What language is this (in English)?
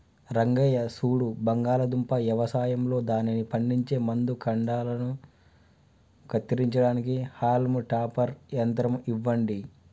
Telugu